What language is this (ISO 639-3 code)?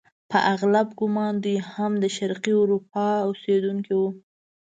pus